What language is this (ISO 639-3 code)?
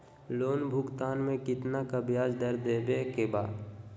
mag